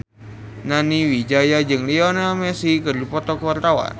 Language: Sundanese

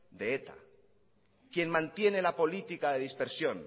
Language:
Spanish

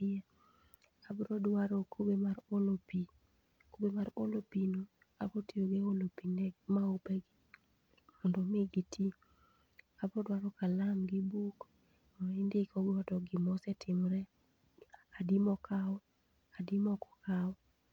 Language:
Luo (Kenya and Tanzania)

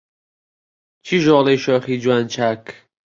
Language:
Central Kurdish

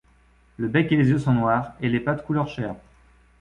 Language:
French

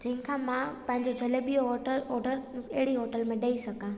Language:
Sindhi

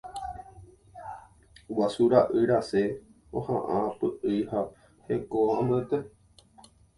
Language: Guarani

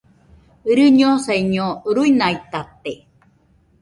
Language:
Nüpode Huitoto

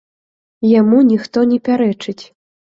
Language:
Belarusian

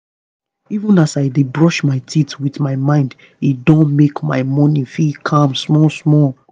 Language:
Nigerian Pidgin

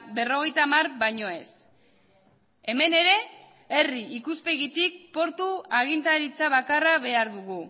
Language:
Basque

